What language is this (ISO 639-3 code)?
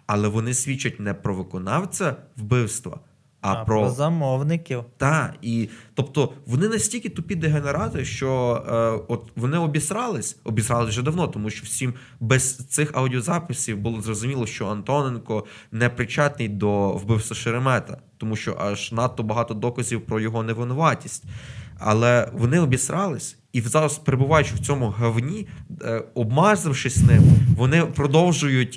ukr